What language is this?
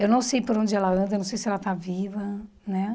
Portuguese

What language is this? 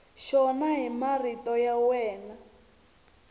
Tsonga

